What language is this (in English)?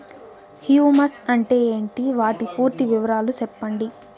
Telugu